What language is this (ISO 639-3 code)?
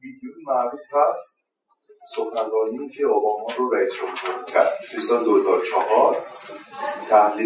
fas